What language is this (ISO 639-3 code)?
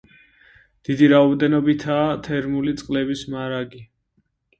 kat